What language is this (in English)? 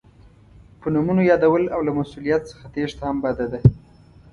Pashto